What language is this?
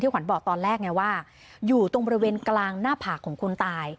Thai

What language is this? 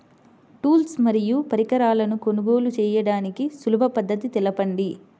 Telugu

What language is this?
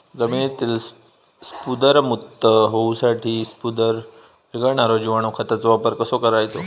Marathi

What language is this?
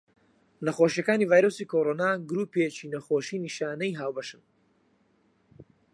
Central Kurdish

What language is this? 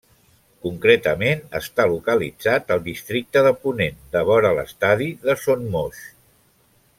Catalan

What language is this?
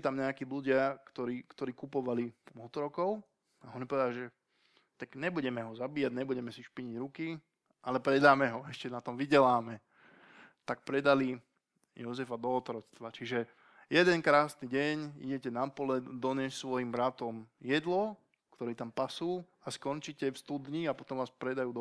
Slovak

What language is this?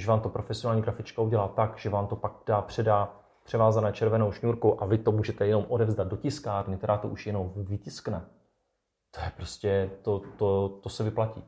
Czech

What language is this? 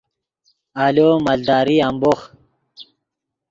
Yidgha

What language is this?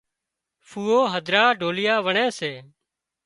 Wadiyara Koli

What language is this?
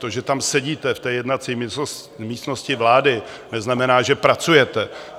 Czech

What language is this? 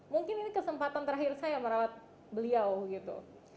Indonesian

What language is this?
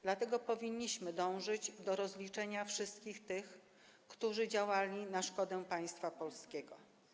Polish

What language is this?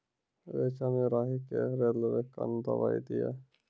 Maithili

